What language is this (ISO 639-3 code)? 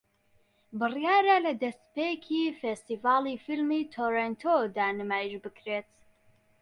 ckb